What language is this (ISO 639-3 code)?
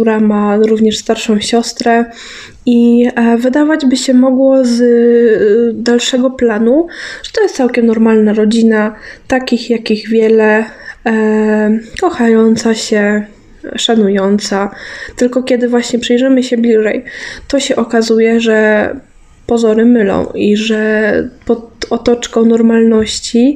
pol